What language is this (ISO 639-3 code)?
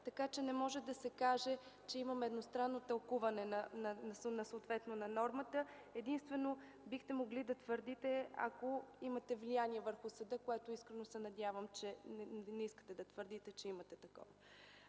bul